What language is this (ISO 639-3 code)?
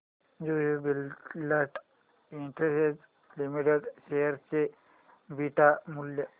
mar